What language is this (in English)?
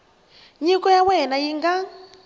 Tsonga